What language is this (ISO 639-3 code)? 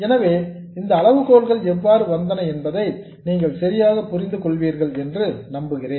tam